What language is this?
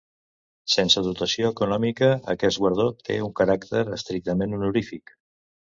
Catalan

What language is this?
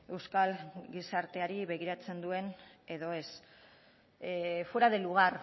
Basque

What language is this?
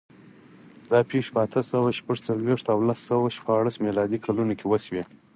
Pashto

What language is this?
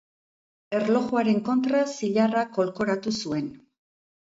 Basque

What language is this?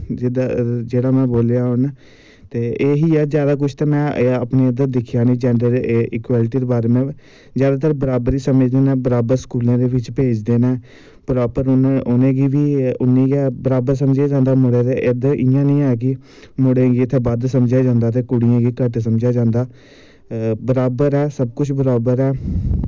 Dogri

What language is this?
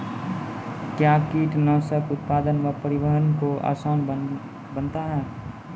Maithili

